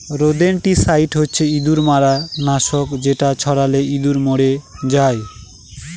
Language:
Bangla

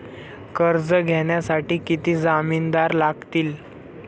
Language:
Marathi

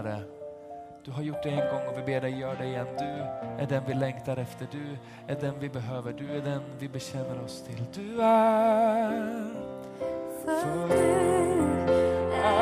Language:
Swedish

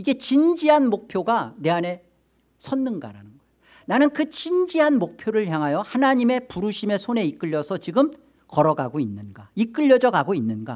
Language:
Korean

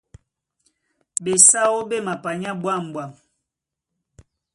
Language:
Duala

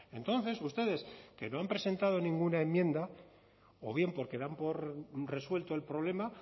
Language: Spanish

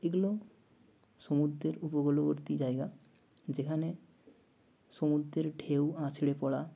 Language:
Bangla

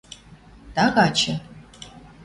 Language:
Western Mari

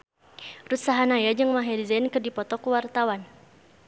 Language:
Sundanese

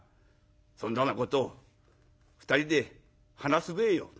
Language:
Japanese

